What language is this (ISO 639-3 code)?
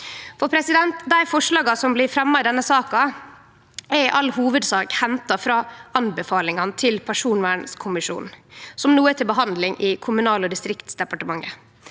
nor